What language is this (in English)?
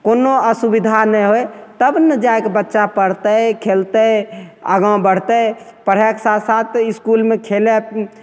Maithili